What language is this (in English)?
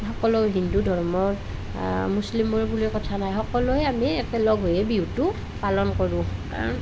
Assamese